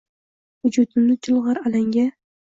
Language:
Uzbek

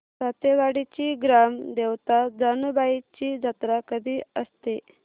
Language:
Marathi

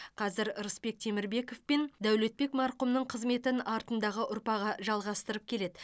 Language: Kazakh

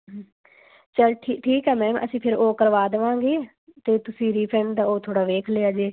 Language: Punjabi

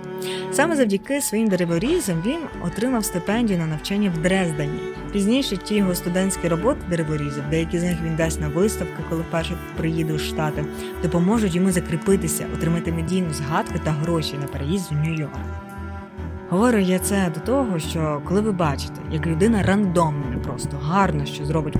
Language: Ukrainian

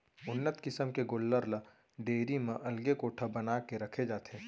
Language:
Chhattisgarhi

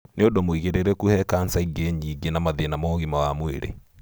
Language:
Kikuyu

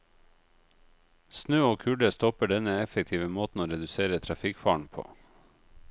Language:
Norwegian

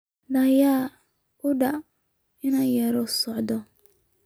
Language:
Somali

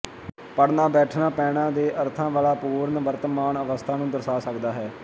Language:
Punjabi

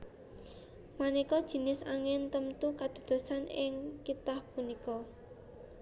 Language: Javanese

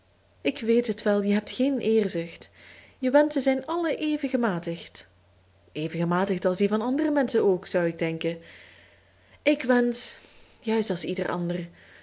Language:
Dutch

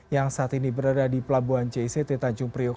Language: Indonesian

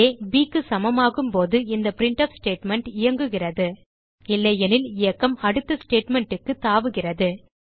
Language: Tamil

